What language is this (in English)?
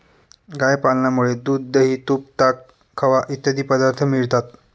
Marathi